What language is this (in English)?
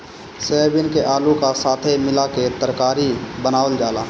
Bhojpuri